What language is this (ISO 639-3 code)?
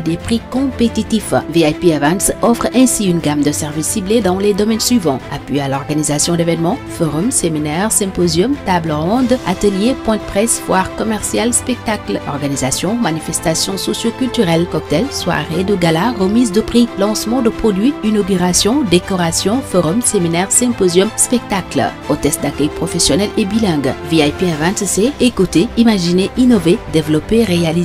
fra